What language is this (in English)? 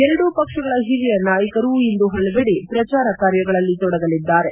Kannada